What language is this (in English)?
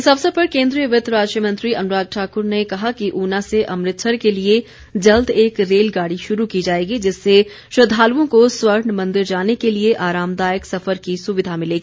Hindi